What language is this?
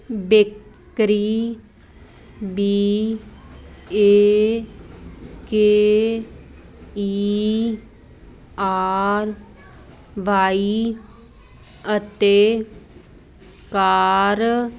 Punjabi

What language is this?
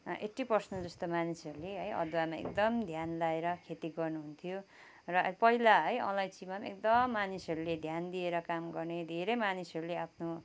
Nepali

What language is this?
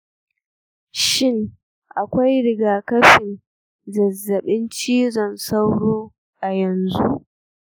Hausa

